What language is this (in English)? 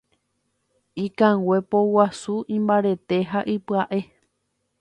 Guarani